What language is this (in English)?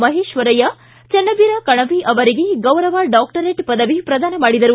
Kannada